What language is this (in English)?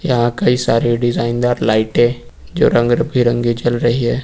Hindi